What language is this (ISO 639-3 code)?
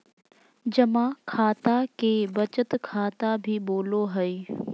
mag